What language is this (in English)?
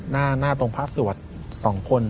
Thai